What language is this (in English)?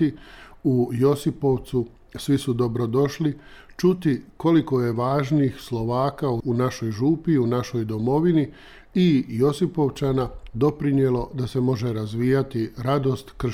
Croatian